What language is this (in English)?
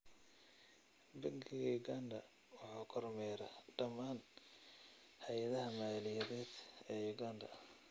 Somali